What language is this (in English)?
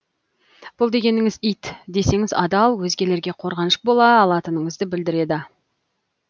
Kazakh